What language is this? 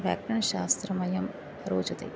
Sanskrit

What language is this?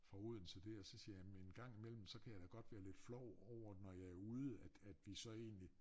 Danish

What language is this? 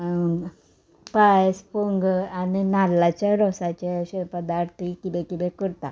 Konkani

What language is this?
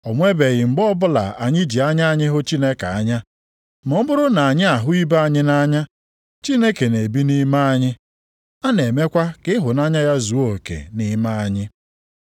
Igbo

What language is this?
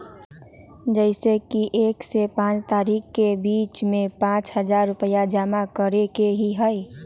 Magahi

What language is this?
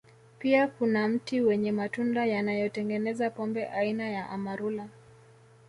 Swahili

